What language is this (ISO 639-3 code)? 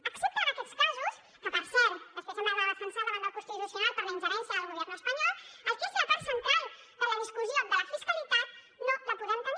cat